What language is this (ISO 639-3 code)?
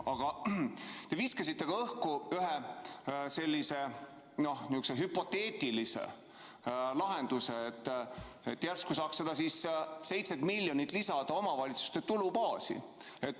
est